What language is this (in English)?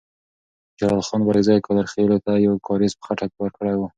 Pashto